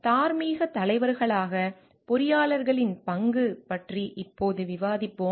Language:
Tamil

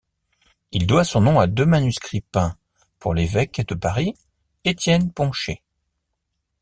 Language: French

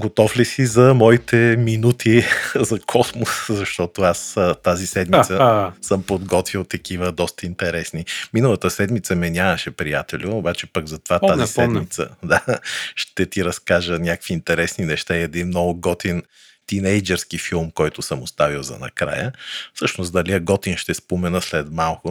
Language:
Bulgarian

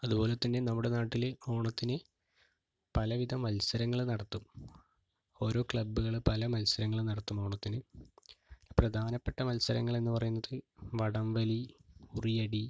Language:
Malayalam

